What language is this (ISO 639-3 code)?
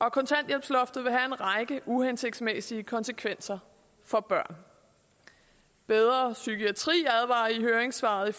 dan